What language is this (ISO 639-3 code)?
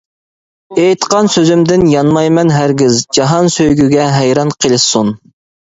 uig